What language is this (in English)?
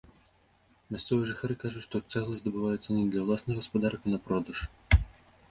Belarusian